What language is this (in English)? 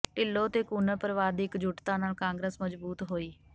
Punjabi